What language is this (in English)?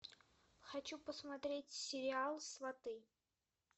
Russian